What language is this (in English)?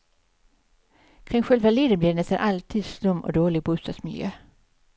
Swedish